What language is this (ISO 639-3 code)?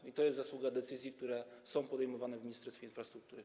pol